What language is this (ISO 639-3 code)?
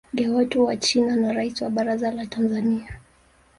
swa